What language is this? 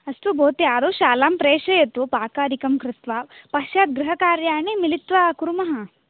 Sanskrit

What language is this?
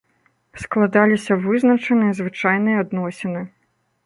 Belarusian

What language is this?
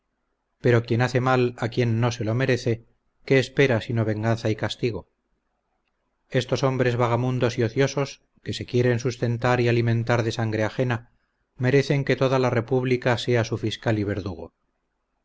Spanish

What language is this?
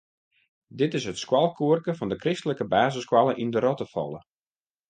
Western Frisian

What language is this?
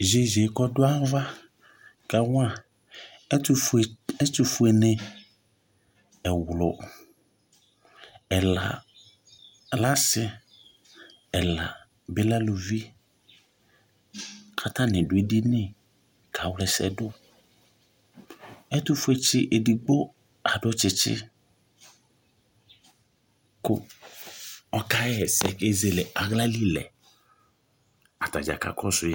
Ikposo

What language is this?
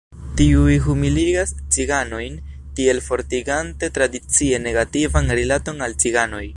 Esperanto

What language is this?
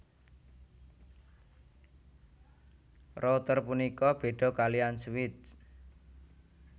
Javanese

